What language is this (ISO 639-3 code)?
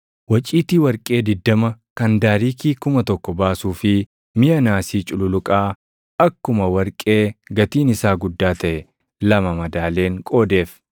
orm